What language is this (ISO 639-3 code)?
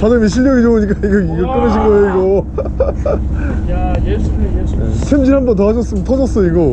kor